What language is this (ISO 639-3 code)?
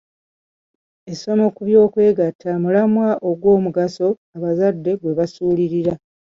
lug